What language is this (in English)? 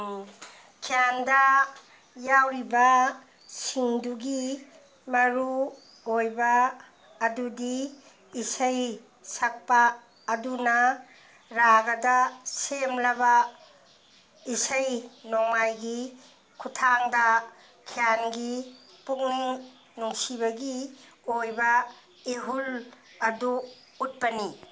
Manipuri